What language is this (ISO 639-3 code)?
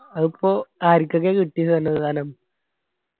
mal